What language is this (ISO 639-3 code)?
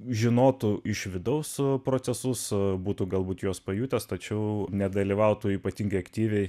lit